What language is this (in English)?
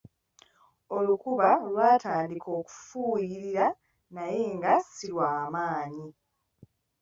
Ganda